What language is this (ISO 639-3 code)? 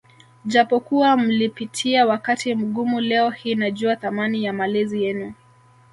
swa